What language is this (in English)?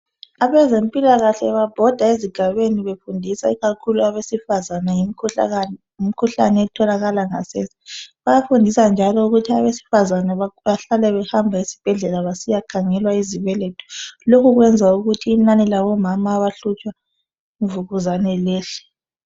North Ndebele